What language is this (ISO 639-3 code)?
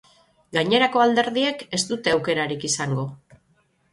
eus